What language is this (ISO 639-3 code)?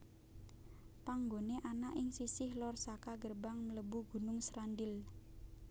jav